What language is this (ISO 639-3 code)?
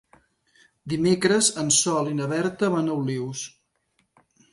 cat